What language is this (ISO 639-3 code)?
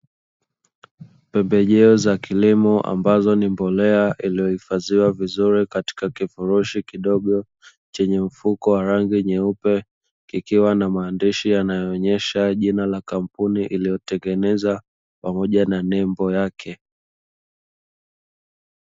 swa